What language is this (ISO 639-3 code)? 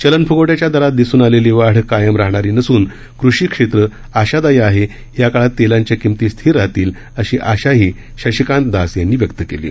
mar